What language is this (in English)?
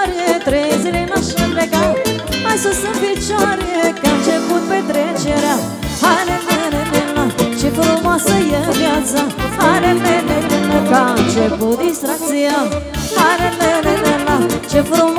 Romanian